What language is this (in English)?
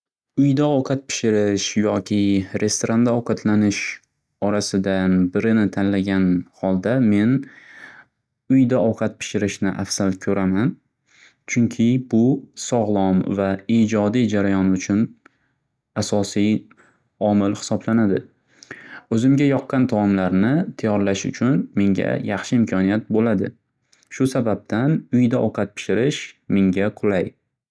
Uzbek